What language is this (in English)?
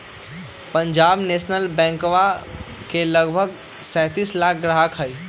Magahi